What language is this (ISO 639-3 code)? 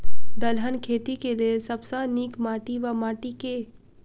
mai